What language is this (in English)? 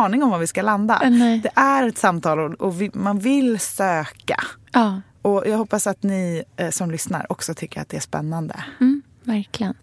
Swedish